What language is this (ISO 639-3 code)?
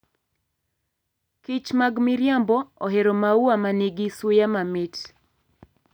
luo